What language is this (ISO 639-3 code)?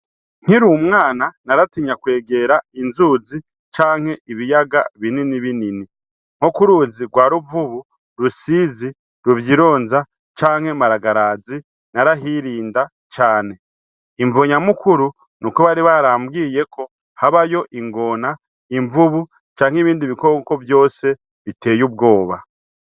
run